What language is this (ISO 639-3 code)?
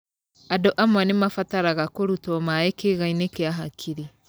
kik